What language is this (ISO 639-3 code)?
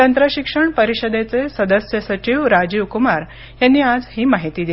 mar